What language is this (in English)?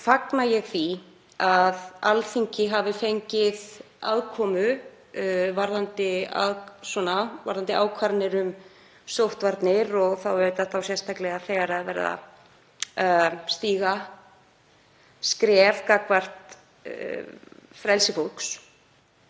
Icelandic